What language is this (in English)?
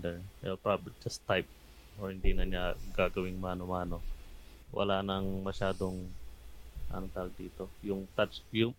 Filipino